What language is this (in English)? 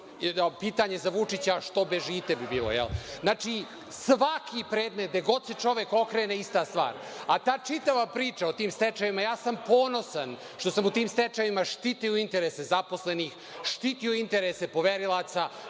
Serbian